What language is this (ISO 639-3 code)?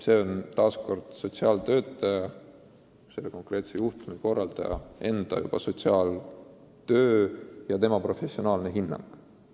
est